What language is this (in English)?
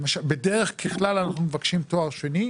Hebrew